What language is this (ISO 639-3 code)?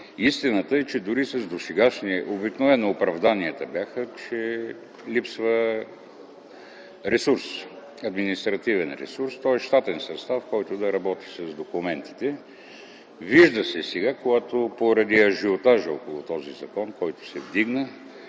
bul